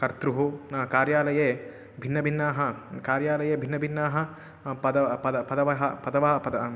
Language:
Sanskrit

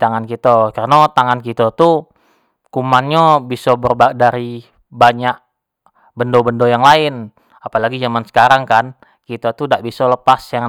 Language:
Jambi Malay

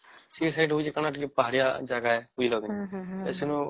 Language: Odia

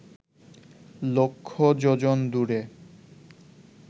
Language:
Bangla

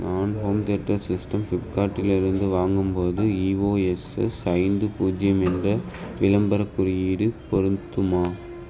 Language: Tamil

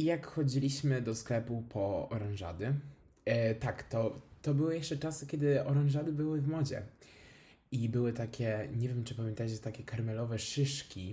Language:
Polish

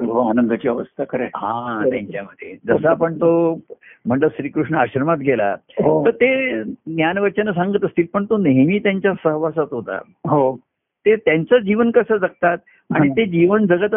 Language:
Marathi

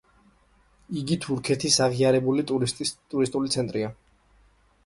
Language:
Georgian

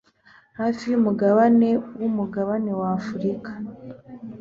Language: Kinyarwanda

